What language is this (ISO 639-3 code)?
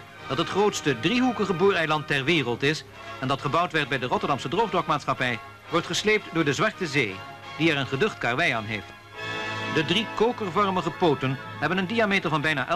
nld